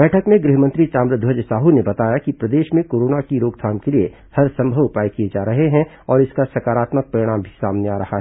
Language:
Hindi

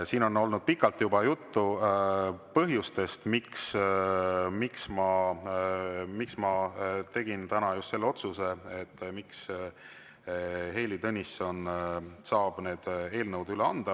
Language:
Estonian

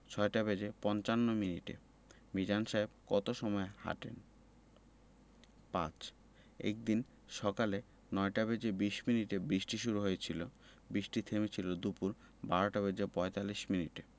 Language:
Bangla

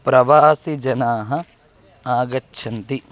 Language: Sanskrit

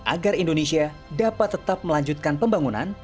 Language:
Indonesian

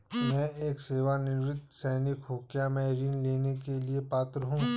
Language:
Hindi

